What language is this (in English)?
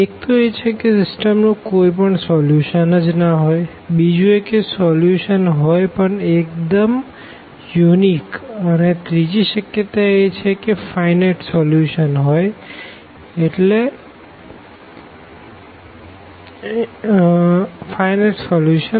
Gujarati